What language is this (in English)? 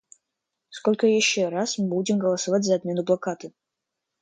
Russian